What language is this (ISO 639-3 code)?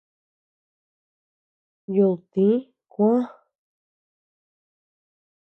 cux